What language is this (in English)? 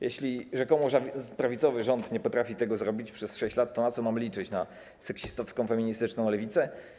Polish